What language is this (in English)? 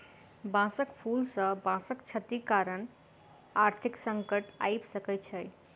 Maithili